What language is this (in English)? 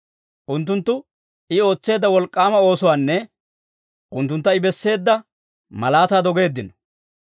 Dawro